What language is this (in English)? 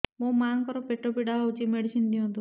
Odia